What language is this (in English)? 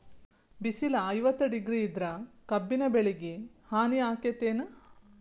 Kannada